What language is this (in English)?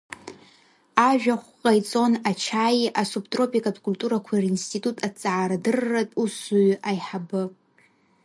Abkhazian